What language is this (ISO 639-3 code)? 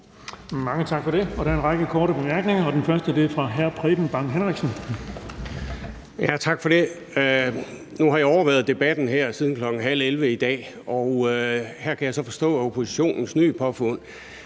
dan